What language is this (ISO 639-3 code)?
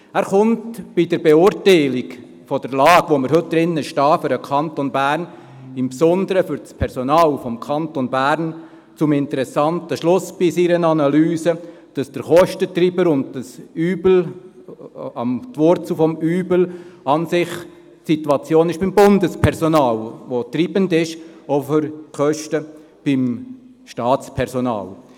gsw